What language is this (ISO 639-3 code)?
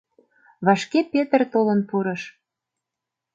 chm